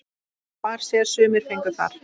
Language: Icelandic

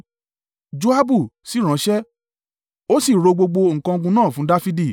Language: Yoruba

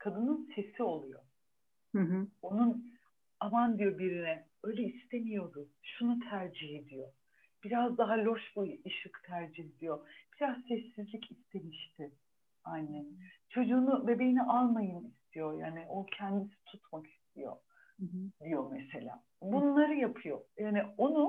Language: Turkish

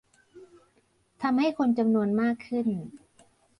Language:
Thai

